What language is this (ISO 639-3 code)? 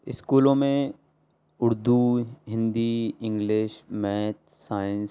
urd